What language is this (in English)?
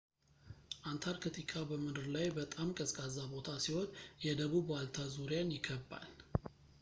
Amharic